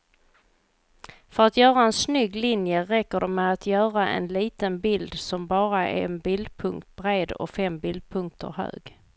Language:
Swedish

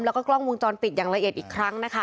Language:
Thai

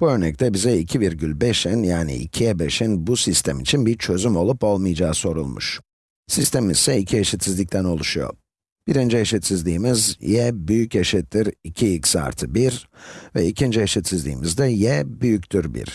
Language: Turkish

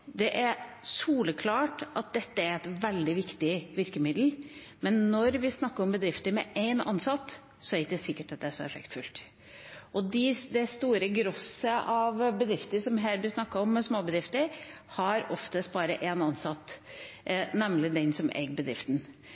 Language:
Norwegian Bokmål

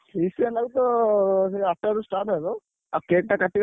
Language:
Odia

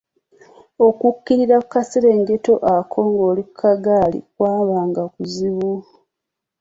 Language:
Ganda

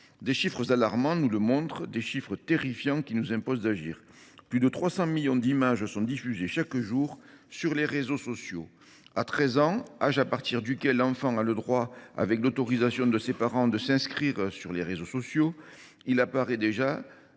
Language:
French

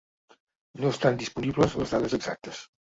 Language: Catalan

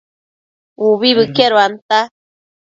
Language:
Matsés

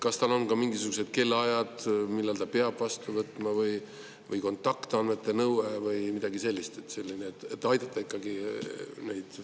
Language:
Estonian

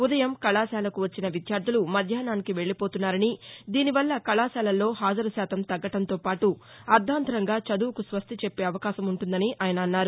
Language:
Telugu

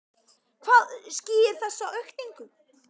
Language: Icelandic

